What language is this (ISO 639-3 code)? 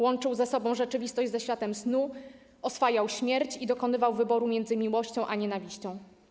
pol